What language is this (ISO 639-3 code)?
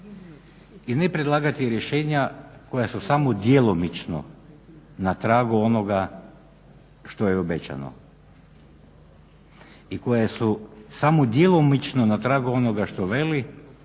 hrv